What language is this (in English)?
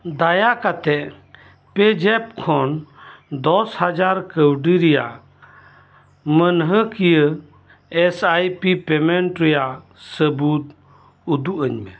Santali